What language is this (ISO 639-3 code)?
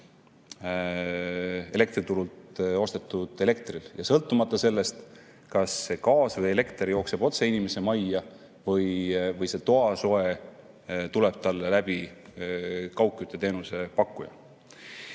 est